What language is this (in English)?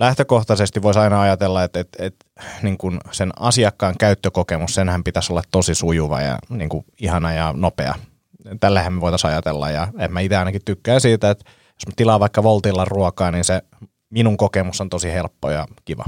Finnish